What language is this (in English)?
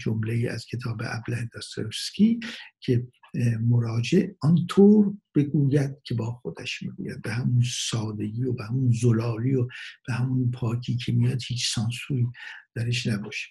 Persian